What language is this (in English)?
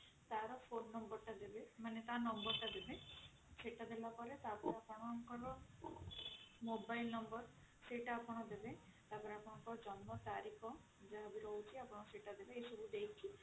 Odia